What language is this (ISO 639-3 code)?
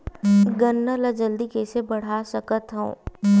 hne